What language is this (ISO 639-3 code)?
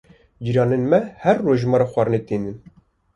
kur